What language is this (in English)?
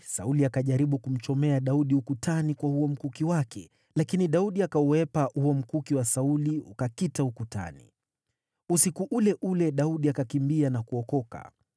Swahili